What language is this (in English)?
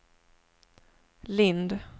Swedish